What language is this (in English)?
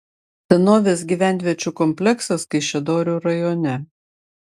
Lithuanian